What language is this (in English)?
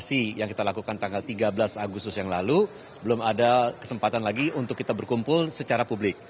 Indonesian